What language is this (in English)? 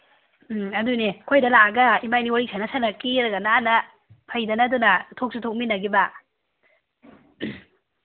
Manipuri